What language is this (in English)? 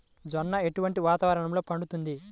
Telugu